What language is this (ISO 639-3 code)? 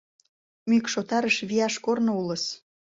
chm